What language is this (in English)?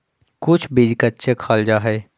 Magahi